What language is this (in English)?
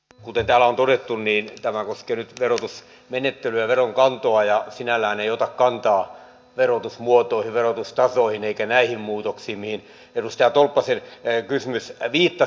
Finnish